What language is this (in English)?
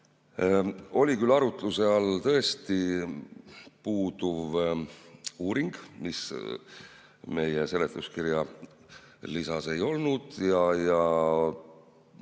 Estonian